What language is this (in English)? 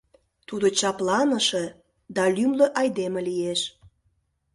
Mari